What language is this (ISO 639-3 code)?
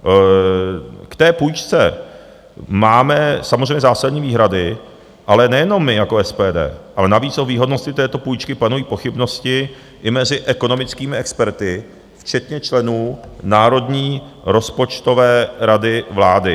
ces